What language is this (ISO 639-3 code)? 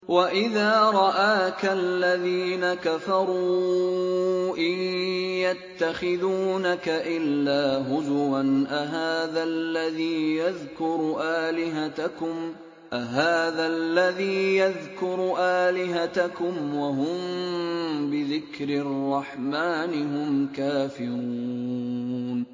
ara